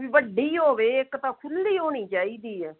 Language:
Punjabi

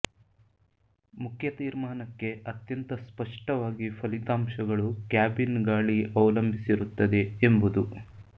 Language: Kannada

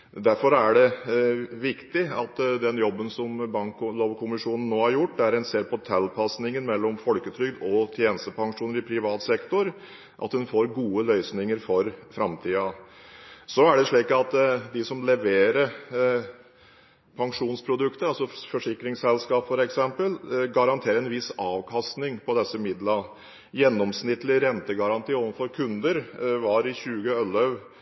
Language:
Norwegian Bokmål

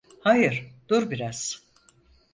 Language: Turkish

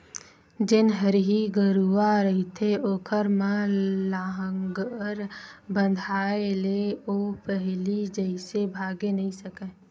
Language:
Chhattisgarhi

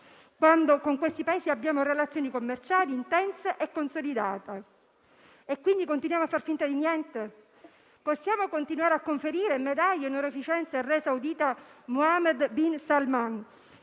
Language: Italian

